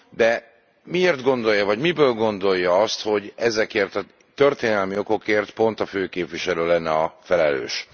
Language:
Hungarian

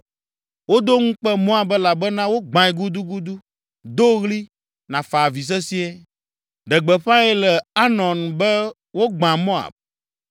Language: Ewe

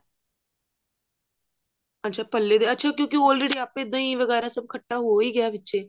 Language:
Punjabi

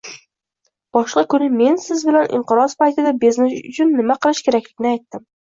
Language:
Uzbek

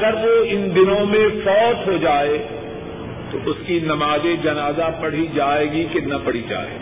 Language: Urdu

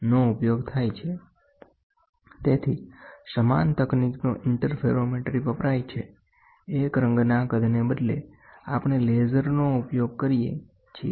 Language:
Gujarati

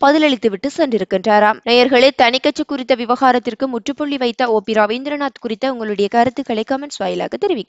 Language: Arabic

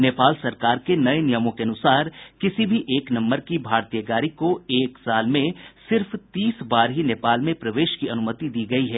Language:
Hindi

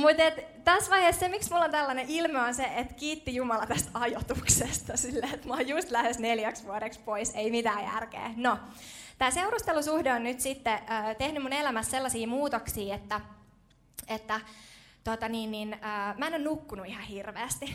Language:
Finnish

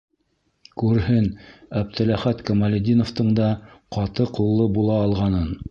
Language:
Bashkir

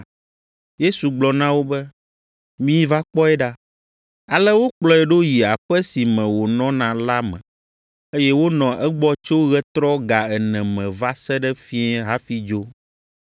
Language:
Ewe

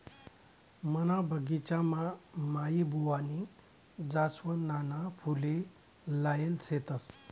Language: Marathi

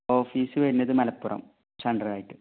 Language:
Malayalam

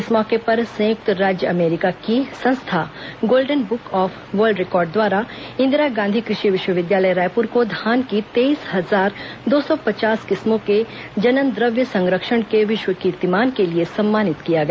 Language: Hindi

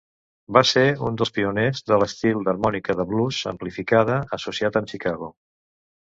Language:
Catalan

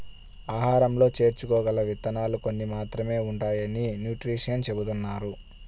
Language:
Telugu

